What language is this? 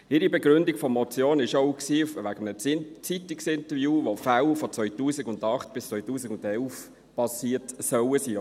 Swiss German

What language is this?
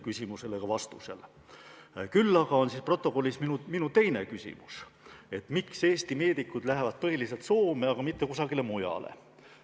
Estonian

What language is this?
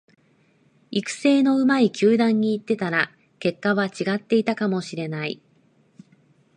Japanese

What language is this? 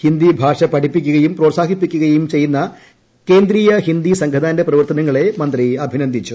Malayalam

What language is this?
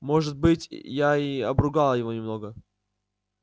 Russian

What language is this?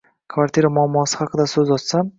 Uzbek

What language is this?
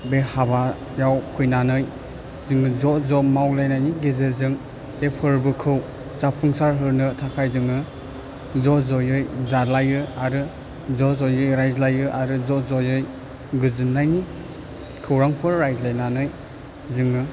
Bodo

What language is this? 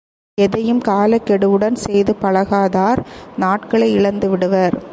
Tamil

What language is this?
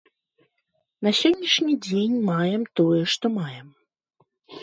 Belarusian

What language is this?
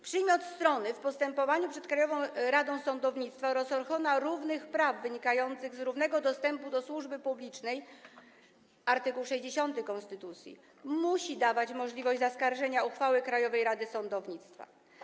Polish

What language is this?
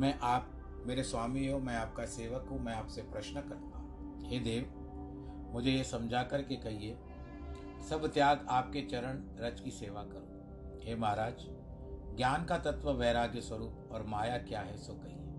Hindi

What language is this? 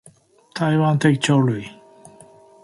Chinese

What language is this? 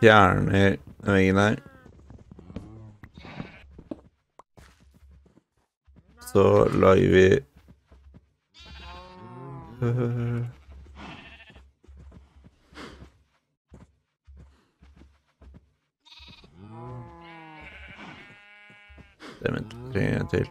Norwegian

